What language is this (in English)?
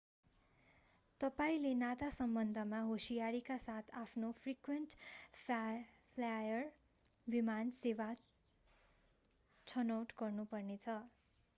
Nepali